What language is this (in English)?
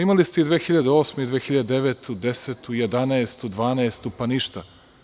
Serbian